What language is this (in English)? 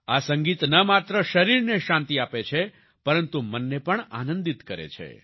Gujarati